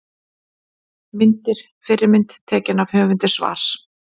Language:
Icelandic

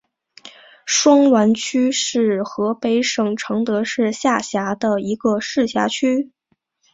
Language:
Chinese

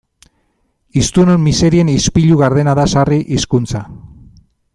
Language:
Basque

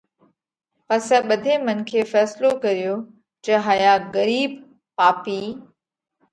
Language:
Parkari Koli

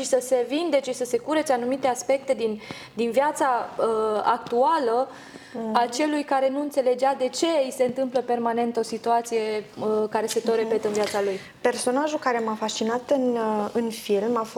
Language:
Romanian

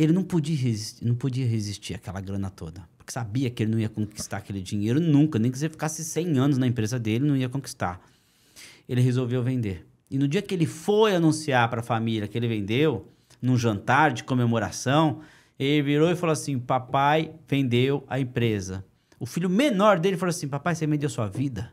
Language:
Portuguese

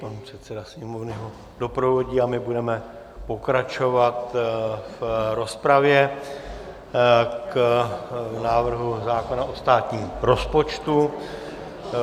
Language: Czech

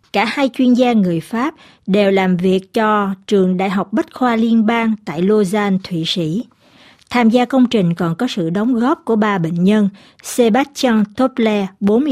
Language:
Vietnamese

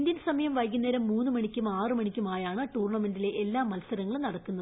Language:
Malayalam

